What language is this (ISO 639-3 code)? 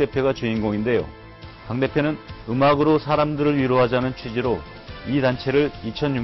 kor